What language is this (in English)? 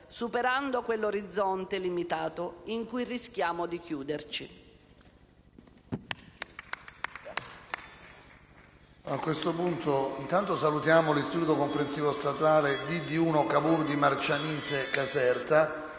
Italian